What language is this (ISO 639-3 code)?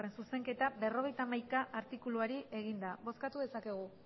eus